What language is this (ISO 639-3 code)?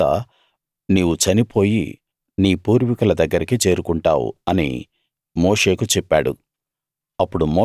tel